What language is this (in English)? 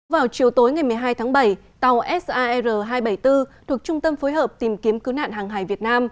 Vietnamese